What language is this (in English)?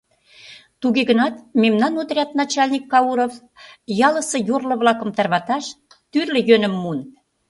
Mari